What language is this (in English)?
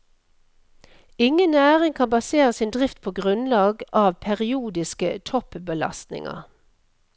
Norwegian